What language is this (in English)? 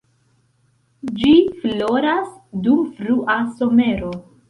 Esperanto